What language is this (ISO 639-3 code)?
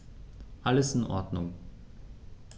deu